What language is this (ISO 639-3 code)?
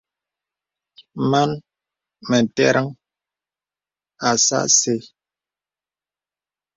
beb